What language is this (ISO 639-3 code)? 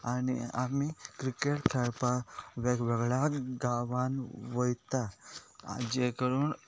kok